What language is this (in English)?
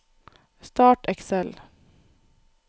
Norwegian